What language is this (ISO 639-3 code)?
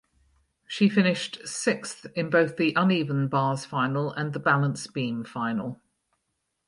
eng